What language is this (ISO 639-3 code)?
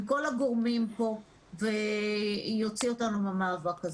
heb